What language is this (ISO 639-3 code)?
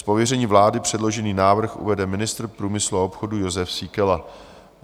ces